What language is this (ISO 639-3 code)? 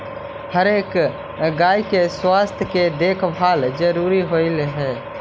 mag